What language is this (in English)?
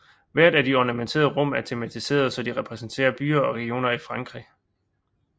Danish